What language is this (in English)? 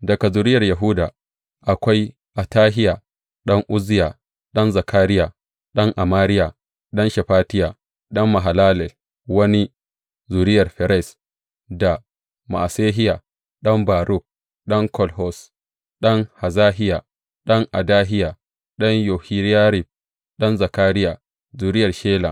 Hausa